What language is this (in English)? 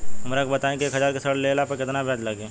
Bhojpuri